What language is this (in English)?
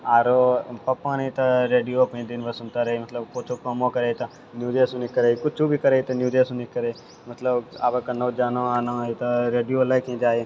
Maithili